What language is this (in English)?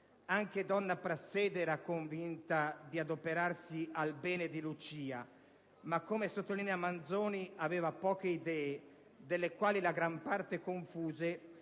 Italian